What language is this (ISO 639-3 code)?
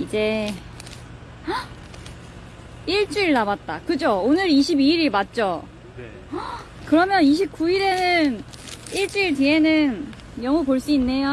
kor